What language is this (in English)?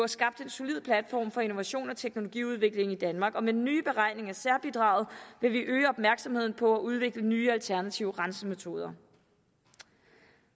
Danish